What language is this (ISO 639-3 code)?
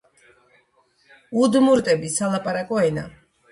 kat